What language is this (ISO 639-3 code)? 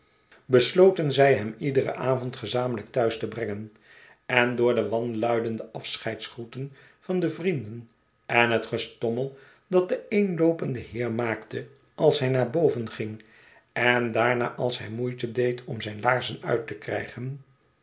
nld